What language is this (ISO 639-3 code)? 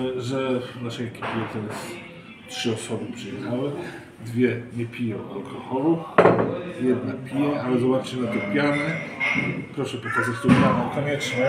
pol